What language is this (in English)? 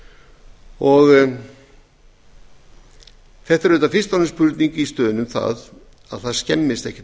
Icelandic